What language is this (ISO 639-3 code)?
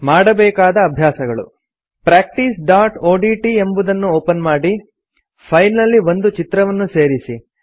kan